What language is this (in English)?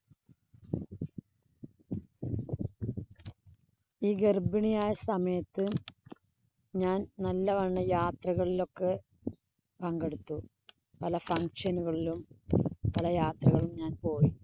Malayalam